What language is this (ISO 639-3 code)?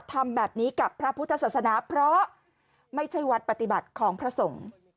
tha